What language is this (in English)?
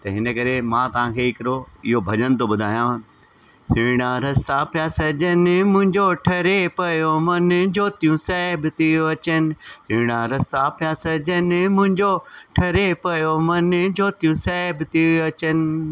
Sindhi